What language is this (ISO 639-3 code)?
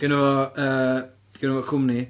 cym